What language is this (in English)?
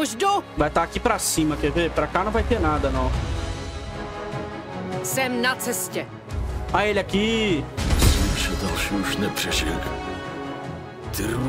Portuguese